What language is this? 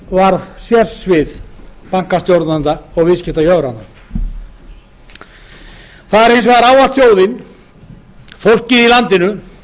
Icelandic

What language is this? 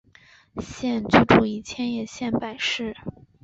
Chinese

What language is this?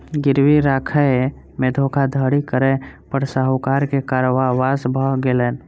Maithili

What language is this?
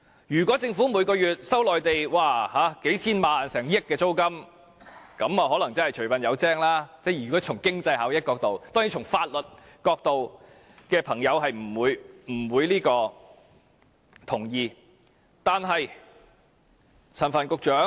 Cantonese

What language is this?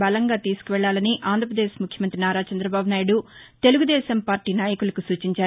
Telugu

